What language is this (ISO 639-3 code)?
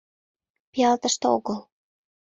chm